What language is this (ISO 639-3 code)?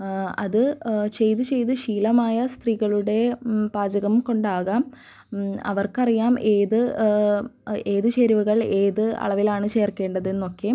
mal